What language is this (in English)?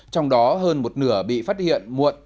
Vietnamese